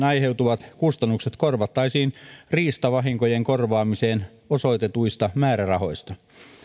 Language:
Finnish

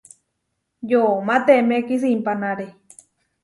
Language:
Huarijio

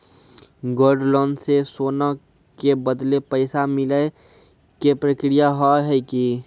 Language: Maithili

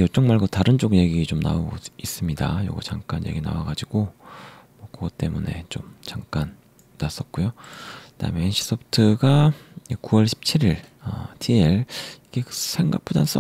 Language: Korean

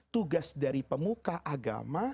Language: Indonesian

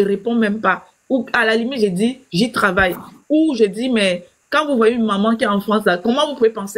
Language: French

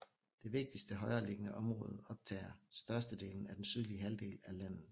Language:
Danish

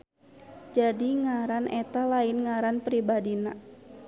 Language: Sundanese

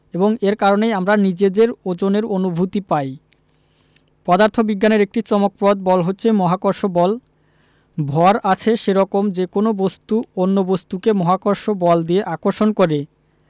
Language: Bangla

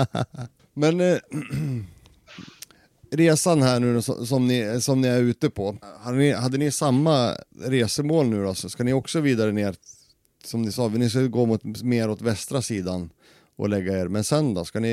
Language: Swedish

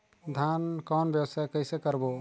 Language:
Chhattisgarhi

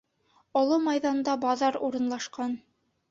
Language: Bashkir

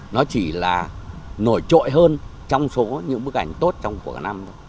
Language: Vietnamese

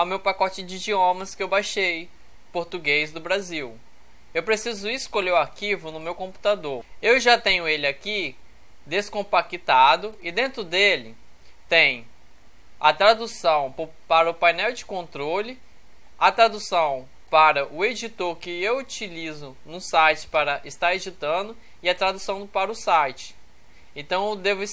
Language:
Portuguese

